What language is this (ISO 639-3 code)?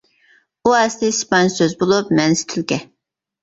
uig